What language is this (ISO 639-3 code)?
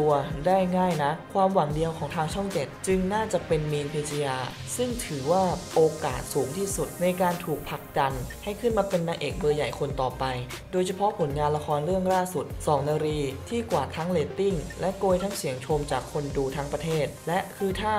tha